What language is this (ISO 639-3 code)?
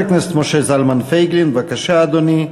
heb